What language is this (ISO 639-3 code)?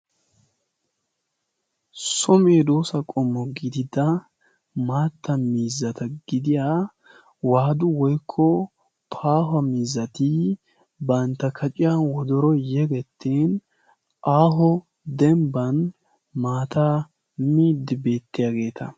wal